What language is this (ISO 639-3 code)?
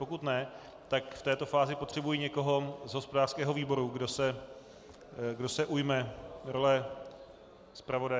ces